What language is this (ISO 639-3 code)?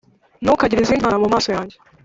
kin